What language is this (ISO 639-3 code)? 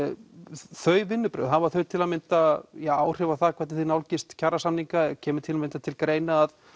isl